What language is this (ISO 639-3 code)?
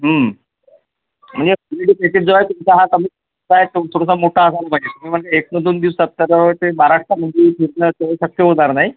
mar